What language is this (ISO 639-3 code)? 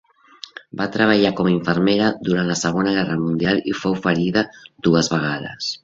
cat